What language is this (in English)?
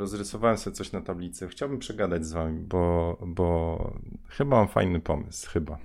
Polish